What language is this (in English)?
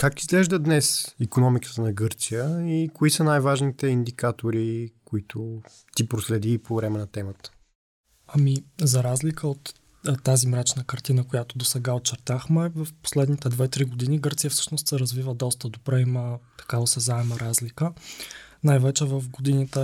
Bulgarian